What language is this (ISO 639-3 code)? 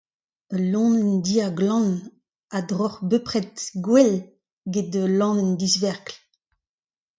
bre